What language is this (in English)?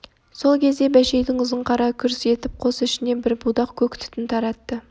Kazakh